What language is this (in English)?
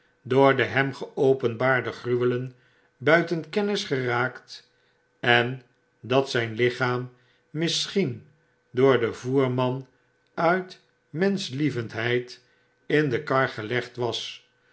Dutch